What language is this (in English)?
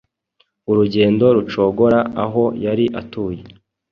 Kinyarwanda